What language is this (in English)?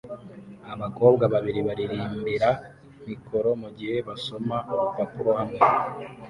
Kinyarwanda